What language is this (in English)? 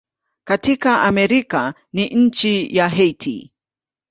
Swahili